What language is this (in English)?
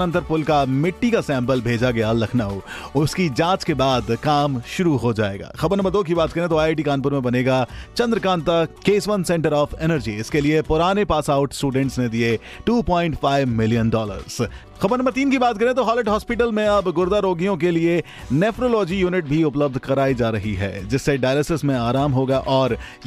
Hindi